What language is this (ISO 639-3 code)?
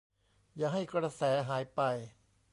tha